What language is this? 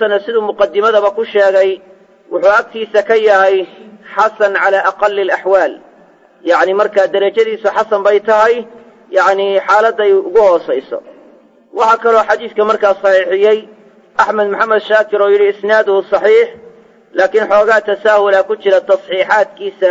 Arabic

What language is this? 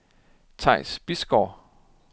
Danish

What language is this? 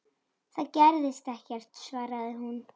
Icelandic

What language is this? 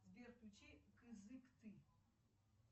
Russian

